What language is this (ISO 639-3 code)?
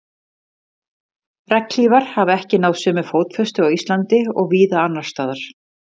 isl